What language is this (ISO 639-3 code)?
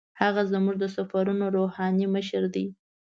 pus